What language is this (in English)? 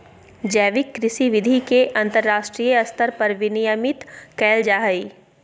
Magahi